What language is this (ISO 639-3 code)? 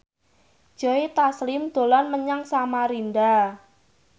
jav